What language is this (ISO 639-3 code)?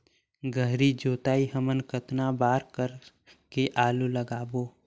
hne